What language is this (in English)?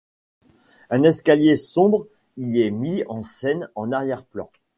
French